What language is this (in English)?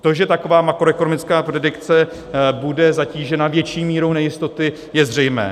Czech